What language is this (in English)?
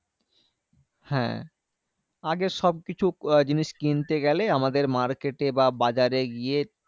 Bangla